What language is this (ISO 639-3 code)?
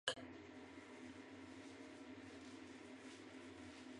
zho